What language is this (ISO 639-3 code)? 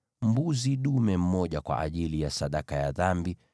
swa